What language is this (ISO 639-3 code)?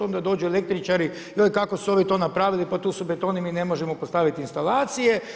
hrv